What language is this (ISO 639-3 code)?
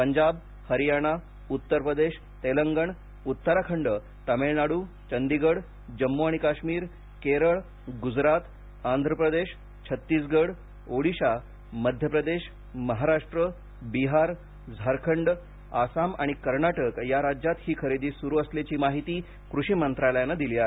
mar